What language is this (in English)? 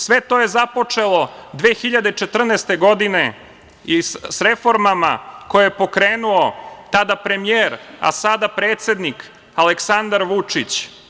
Serbian